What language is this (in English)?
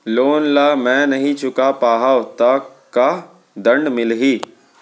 Chhattisgarhi